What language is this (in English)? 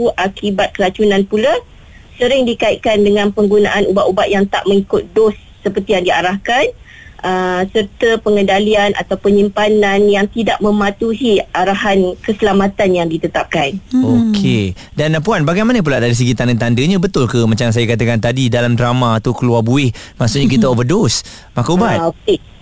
Malay